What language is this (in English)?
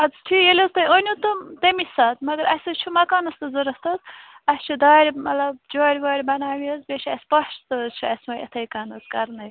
Kashmiri